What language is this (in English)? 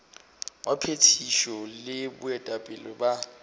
Northern Sotho